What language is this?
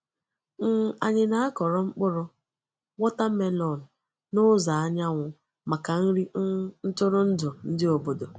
Igbo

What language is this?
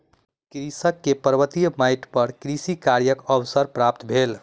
Maithili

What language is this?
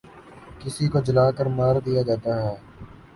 Urdu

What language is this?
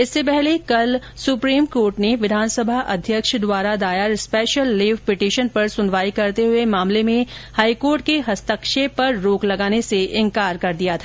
Hindi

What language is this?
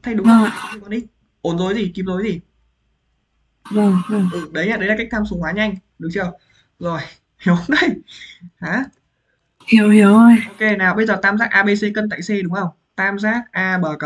Vietnamese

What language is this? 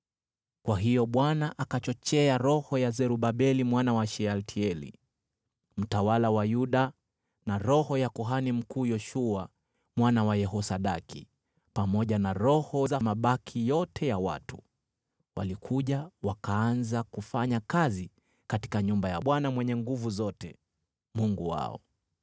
Swahili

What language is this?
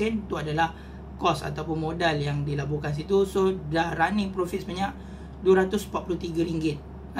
Malay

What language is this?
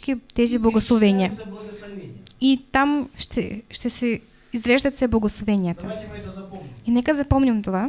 Russian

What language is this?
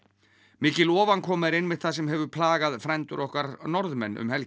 Icelandic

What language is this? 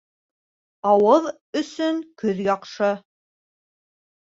Bashkir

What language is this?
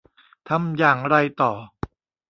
Thai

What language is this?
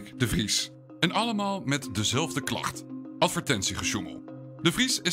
Dutch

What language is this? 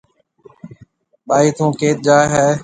Marwari (Pakistan)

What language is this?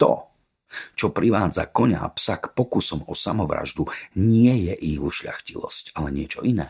Slovak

